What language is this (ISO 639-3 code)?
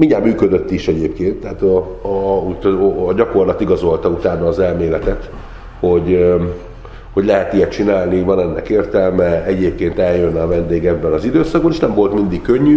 hun